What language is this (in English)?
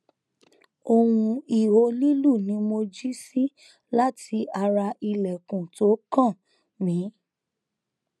Yoruba